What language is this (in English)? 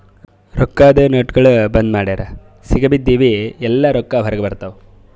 Kannada